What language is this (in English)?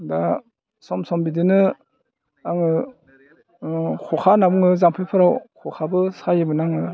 Bodo